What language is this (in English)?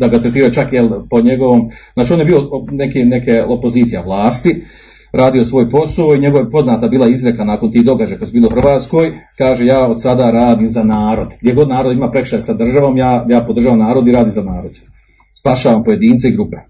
Croatian